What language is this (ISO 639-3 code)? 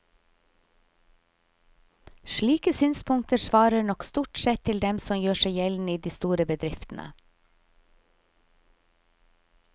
nor